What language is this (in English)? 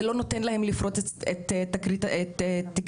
Hebrew